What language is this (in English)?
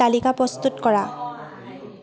Assamese